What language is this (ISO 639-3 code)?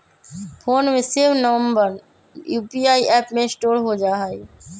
mag